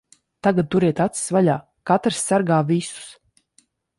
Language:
Latvian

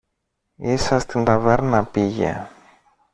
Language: Greek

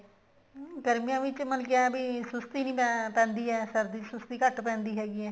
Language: Punjabi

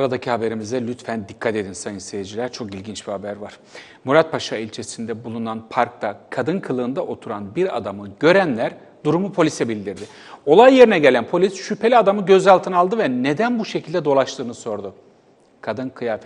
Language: Turkish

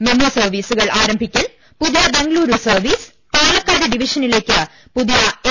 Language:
Malayalam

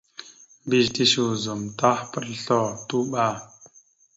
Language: Mada (Cameroon)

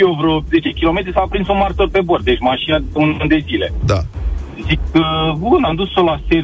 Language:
Romanian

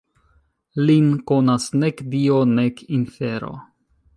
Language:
Esperanto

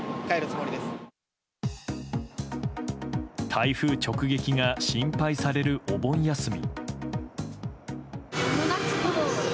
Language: Japanese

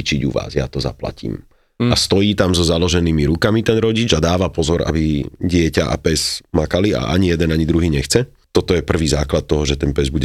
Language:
Slovak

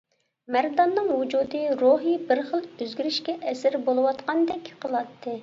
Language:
Uyghur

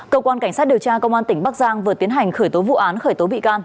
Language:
Vietnamese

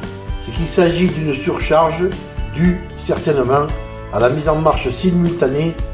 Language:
French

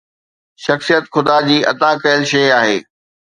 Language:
Sindhi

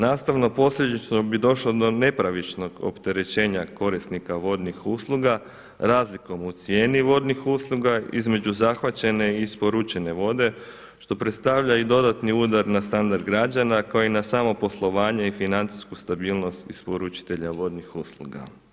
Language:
Croatian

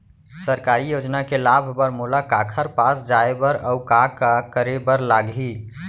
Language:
Chhattisgarhi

